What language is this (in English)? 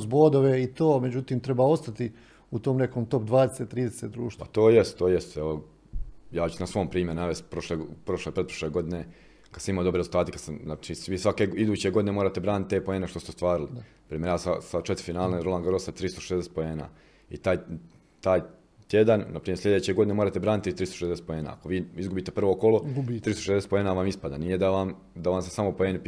Croatian